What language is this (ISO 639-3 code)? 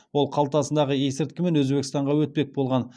kaz